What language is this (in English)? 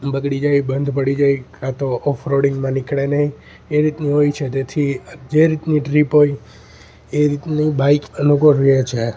Gujarati